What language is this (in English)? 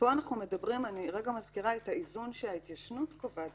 Hebrew